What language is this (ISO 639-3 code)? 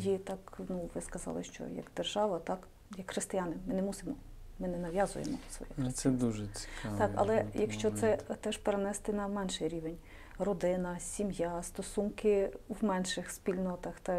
ukr